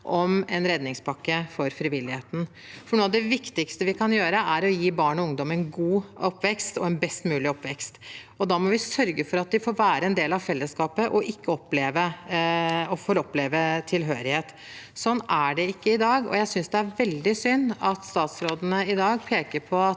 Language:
Norwegian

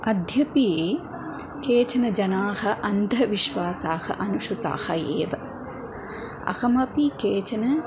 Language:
Sanskrit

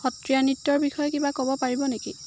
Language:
Assamese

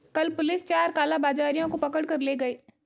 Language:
Hindi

